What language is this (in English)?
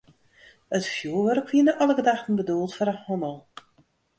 Western Frisian